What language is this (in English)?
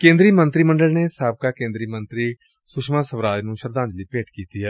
Punjabi